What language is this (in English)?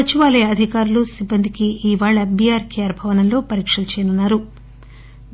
Telugu